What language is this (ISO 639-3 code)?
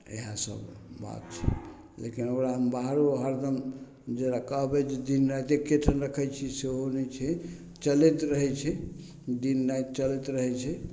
mai